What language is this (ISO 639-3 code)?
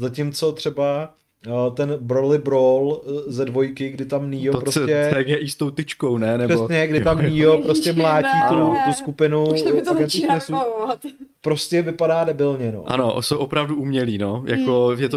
ces